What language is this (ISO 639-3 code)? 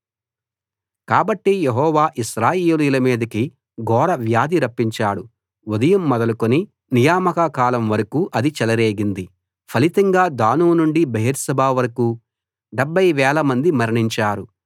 tel